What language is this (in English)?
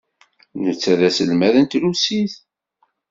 Kabyle